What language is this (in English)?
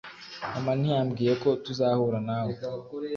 Kinyarwanda